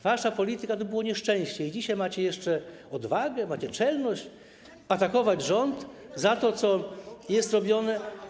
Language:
Polish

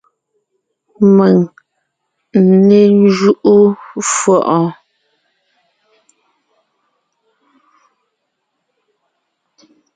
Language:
Ngiemboon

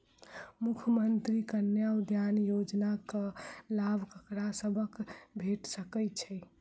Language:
Maithili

